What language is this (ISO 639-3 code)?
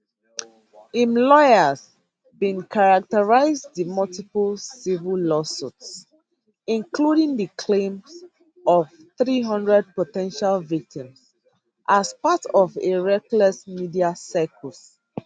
pcm